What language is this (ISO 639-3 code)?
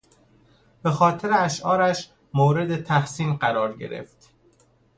fas